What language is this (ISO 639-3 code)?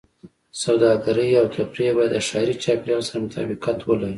pus